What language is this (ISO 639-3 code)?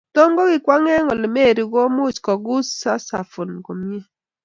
kln